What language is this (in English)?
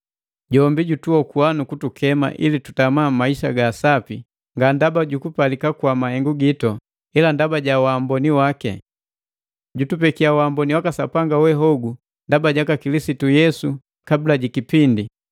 Matengo